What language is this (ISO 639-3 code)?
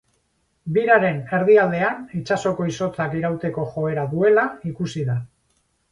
eus